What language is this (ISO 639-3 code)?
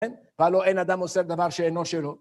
heb